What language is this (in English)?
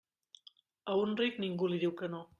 Catalan